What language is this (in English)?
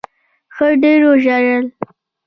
Pashto